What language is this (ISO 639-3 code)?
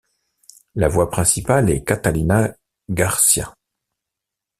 fra